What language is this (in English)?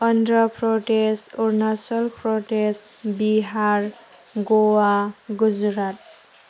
Bodo